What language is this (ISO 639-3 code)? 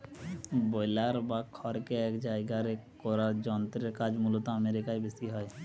ben